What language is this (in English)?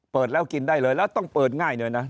Thai